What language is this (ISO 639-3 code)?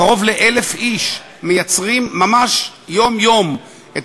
heb